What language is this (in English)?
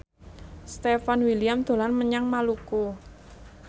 Javanese